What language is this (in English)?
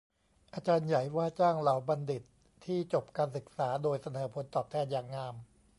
Thai